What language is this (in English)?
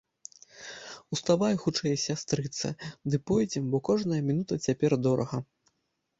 Belarusian